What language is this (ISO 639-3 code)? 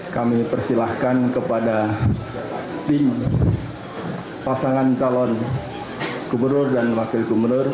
ind